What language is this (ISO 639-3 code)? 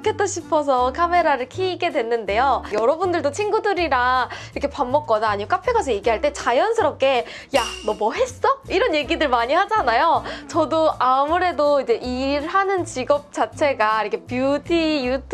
kor